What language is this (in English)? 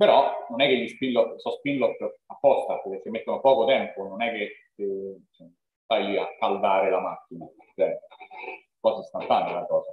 Italian